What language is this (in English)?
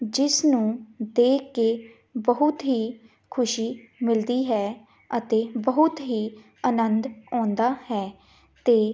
Punjabi